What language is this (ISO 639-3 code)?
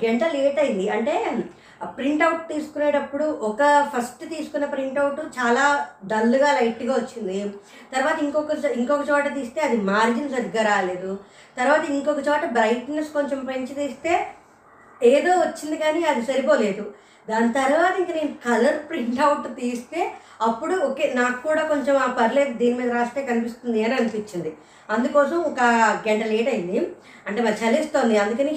tel